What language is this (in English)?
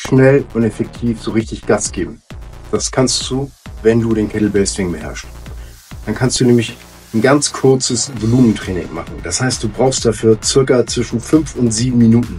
German